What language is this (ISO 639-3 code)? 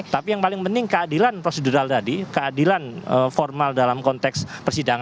ind